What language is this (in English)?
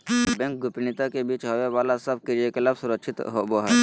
Magahi